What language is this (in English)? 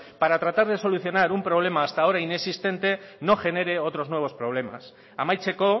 Spanish